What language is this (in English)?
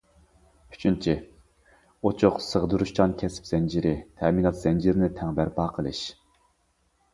Uyghur